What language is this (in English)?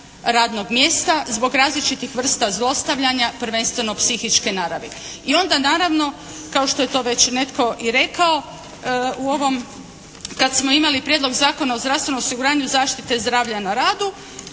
Croatian